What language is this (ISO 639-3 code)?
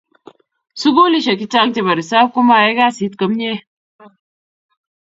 kln